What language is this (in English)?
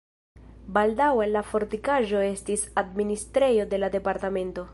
Esperanto